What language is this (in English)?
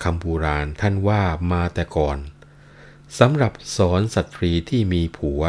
Thai